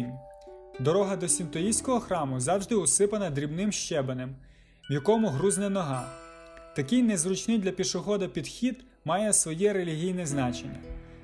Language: Ukrainian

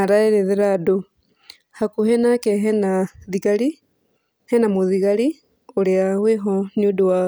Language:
Kikuyu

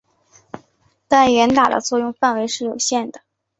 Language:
Chinese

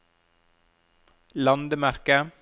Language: Norwegian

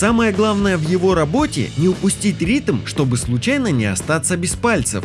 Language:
Russian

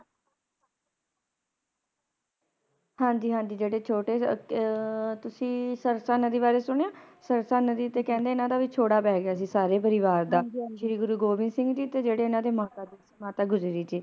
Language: Punjabi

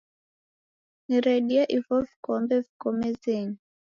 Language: Taita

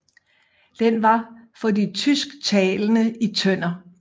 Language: Danish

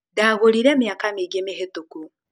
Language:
Kikuyu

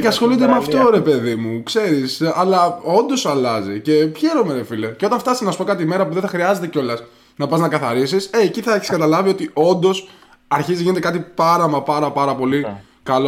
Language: Greek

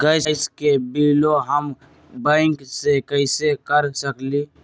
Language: Magahi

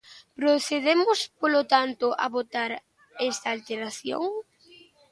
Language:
Galician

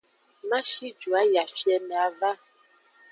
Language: Aja (Benin)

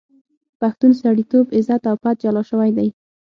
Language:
Pashto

